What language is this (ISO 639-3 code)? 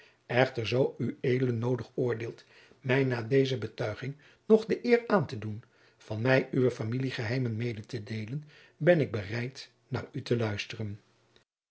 nld